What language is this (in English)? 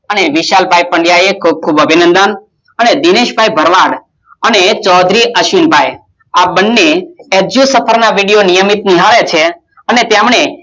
Gujarati